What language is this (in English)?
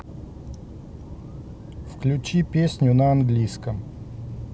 Russian